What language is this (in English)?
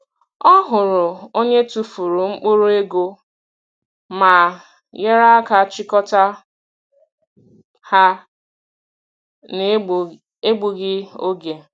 Igbo